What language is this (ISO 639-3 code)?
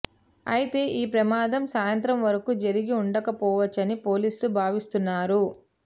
tel